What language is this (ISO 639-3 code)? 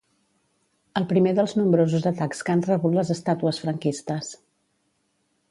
cat